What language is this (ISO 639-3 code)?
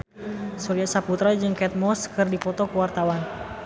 sun